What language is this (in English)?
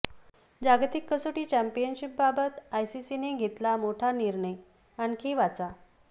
Marathi